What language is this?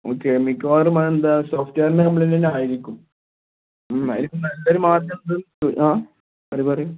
Malayalam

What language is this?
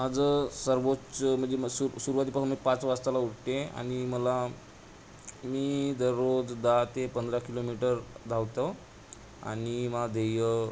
Marathi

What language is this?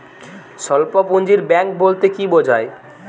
Bangla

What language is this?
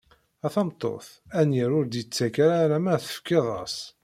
Kabyle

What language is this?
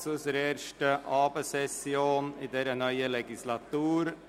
Swiss German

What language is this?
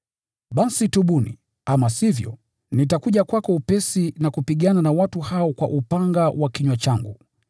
Swahili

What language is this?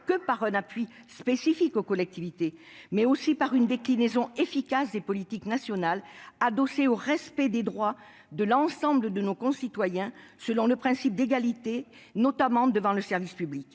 French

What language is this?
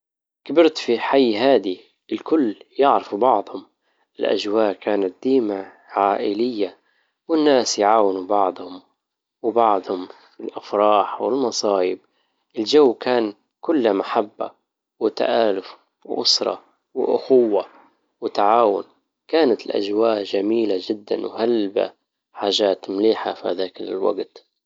Libyan Arabic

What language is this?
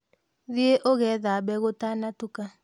Kikuyu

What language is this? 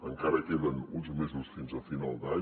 Catalan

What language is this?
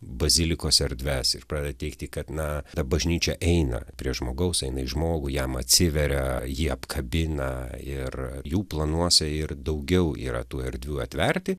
Lithuanian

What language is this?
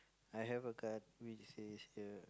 English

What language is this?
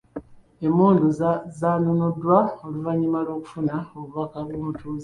Ganda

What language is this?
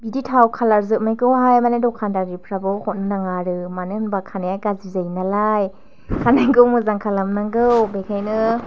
Bodo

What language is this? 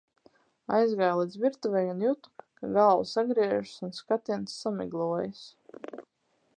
Latvian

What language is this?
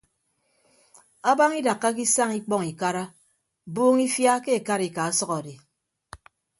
Ibibio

